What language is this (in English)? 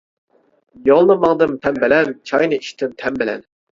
Uyghur